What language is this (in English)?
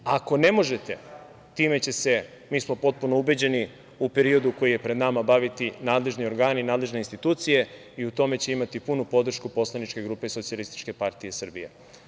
Serbian